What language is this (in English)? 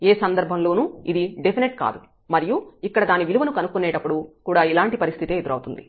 Telugu